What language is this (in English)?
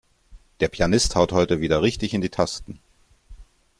German